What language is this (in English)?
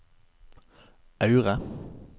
Norwegian